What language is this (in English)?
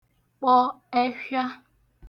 Igbo